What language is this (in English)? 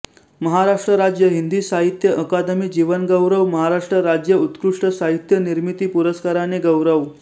Marathi